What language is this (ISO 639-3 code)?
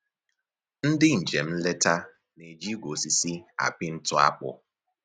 ibo